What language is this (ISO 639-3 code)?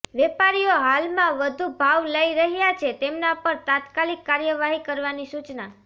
guj